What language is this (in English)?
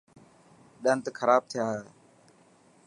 Dhatki